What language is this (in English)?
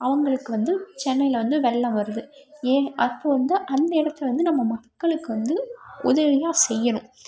Tamil